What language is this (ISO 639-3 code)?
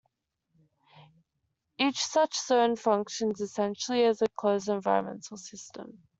eng